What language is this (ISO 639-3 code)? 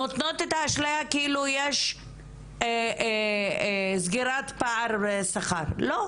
heb